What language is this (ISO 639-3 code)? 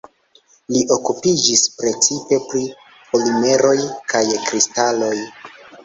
epo